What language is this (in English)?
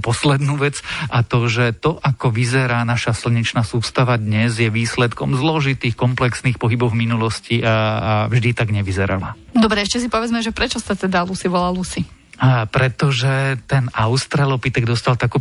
Slovak